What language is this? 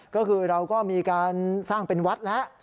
Thai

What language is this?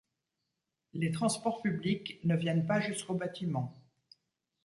French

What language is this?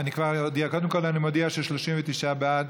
Hebrew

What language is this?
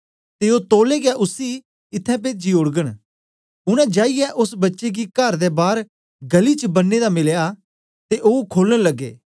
Dogri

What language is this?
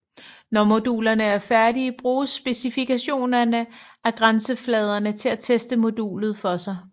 Danish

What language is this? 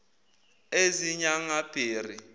Zulu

